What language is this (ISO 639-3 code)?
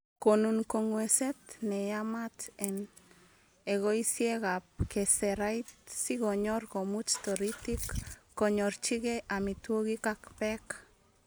kln